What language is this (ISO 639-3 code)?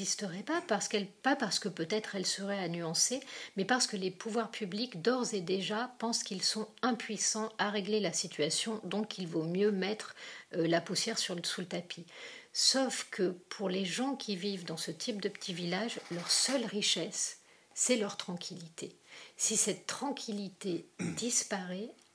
fra